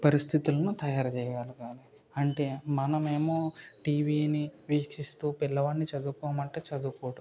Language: Telugu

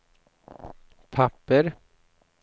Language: Swedish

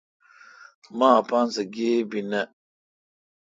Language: Kalkoti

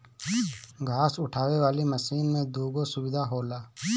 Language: Bhojpuri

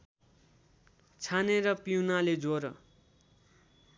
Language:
Nepali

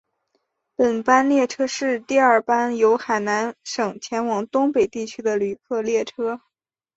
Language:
Chinese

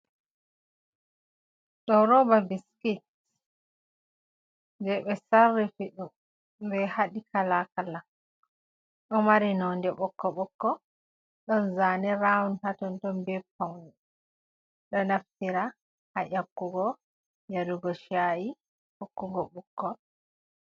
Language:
Fula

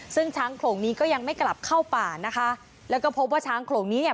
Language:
Thai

